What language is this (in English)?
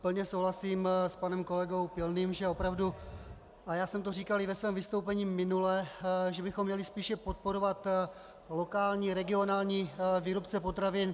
Czech